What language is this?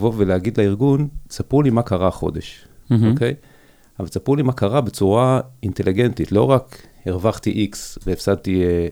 Hebrew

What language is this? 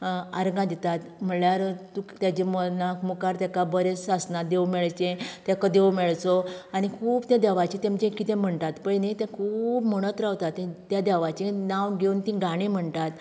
Konkani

